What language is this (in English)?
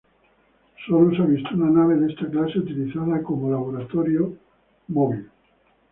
Spanish